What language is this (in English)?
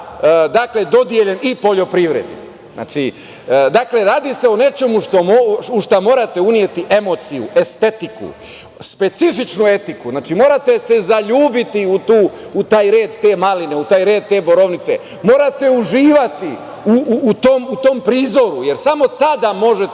Serbian